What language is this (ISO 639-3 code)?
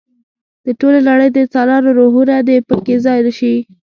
pus